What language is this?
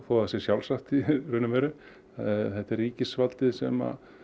Icelandic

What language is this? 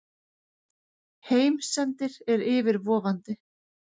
Icelandic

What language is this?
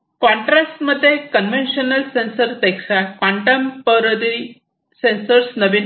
Marathi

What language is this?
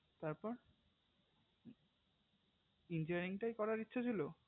Bangla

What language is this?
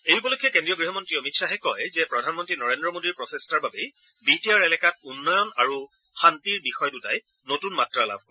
Assamese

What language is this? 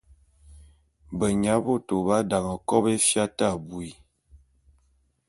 Bulu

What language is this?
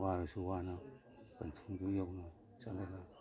Manipuri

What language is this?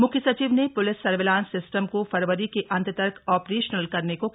Hindi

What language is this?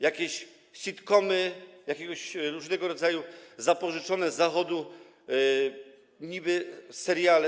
Polish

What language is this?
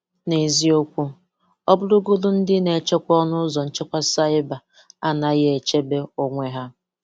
Igbo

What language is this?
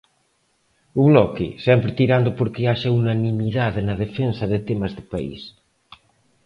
Galician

